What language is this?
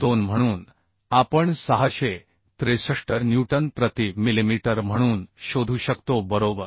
Marathi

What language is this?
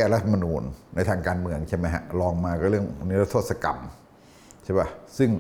Thai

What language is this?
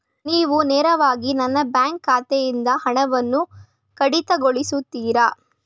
Kannada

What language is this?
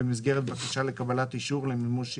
Hebrew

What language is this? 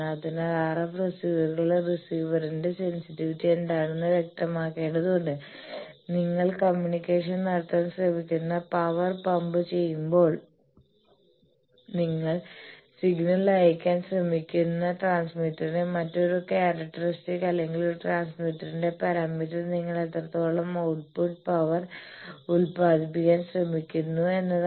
Malayalam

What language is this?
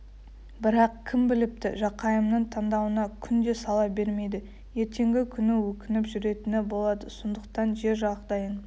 Kazakh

